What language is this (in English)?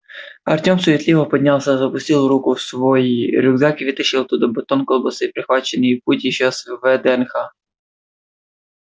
Russian